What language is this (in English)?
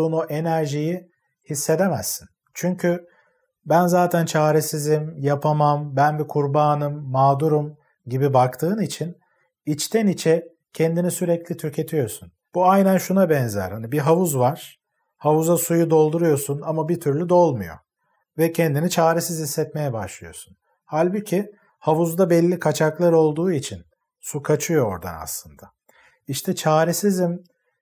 Turkish